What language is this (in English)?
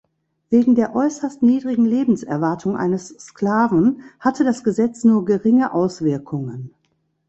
German